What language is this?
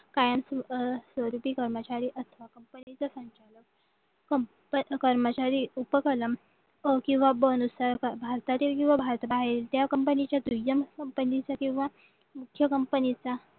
Marathi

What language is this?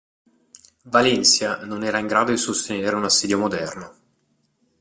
Italian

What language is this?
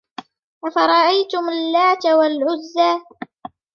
Arabic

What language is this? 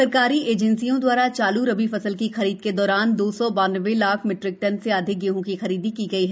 Hindi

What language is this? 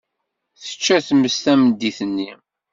Kabyle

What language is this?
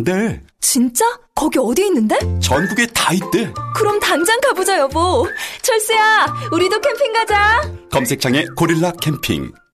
Korean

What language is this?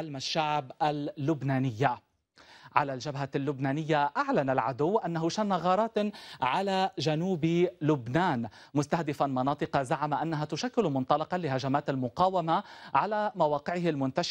Arabic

